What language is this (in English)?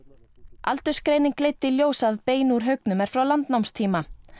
Icelandic